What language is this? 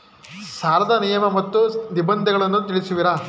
Kannada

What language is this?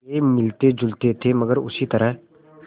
Hindi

